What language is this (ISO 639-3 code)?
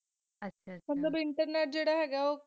pan